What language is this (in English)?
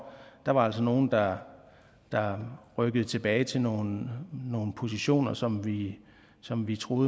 Danish